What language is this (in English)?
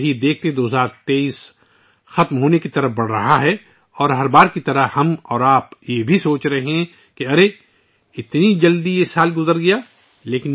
Urdu